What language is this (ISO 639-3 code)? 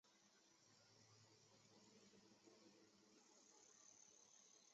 zho